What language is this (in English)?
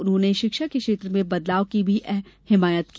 Hindi